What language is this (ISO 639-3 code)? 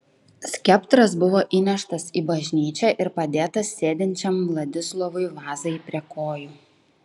lit